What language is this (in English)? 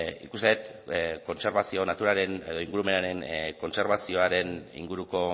Basque